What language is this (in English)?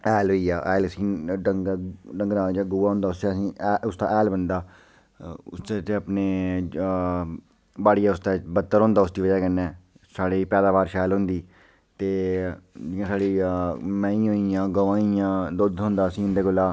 Dogri